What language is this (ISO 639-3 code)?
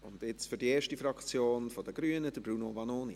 gsw